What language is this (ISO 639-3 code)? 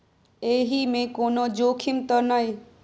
mai